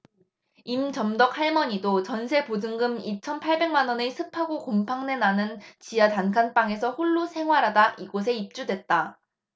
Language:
Korean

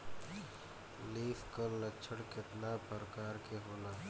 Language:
Bhojpuri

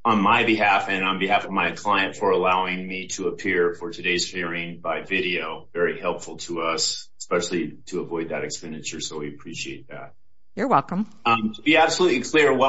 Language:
English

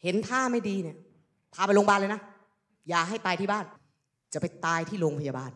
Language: Thai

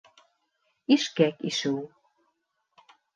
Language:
Bashkir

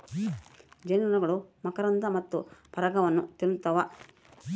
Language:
Kannada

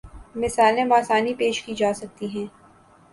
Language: Urdu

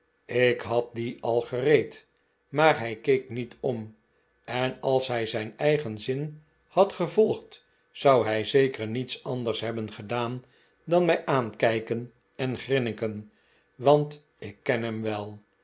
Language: Dutch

